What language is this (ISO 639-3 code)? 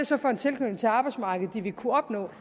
dan